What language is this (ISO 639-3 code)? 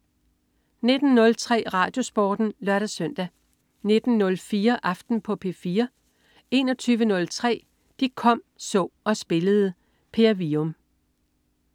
dan